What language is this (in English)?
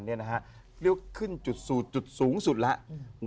Thai